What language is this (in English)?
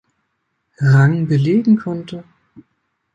German